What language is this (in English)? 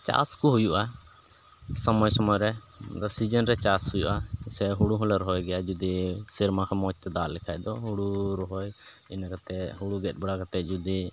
Santali